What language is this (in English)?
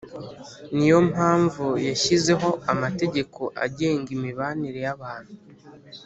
Kinyarwanda